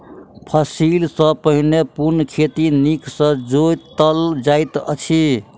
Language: Maithili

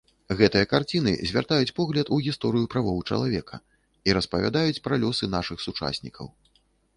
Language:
Belarusian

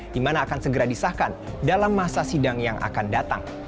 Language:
Indonesian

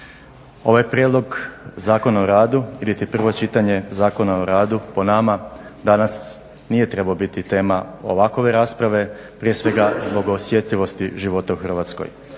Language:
Croatian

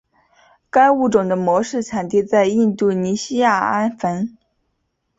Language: Chinese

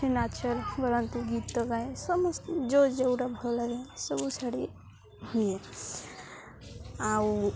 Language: Odia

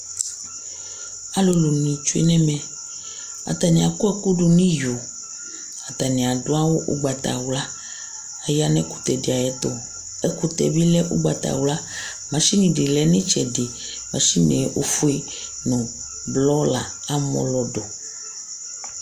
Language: Ikposo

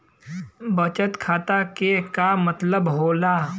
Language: Bhojpuri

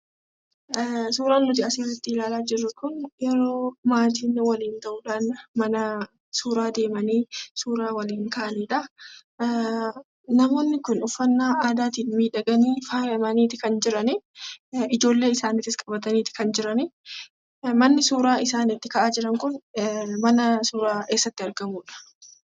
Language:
Oromo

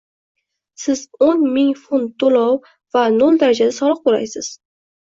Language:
Uzbek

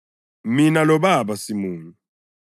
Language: North Ndebele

